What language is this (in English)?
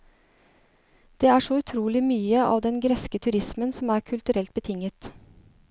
Norwegian